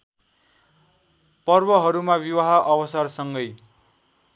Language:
Nepali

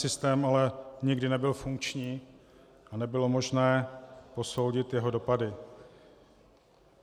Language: Czech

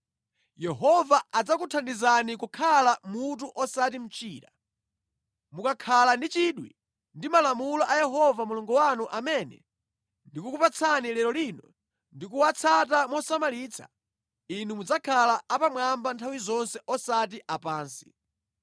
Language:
Nyanja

